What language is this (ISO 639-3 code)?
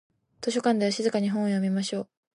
jpn